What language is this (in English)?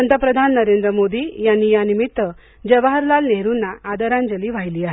Marathi